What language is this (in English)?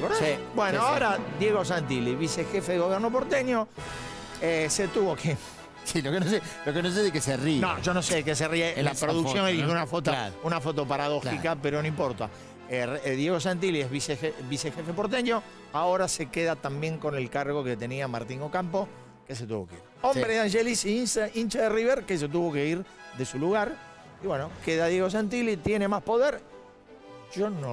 Spanish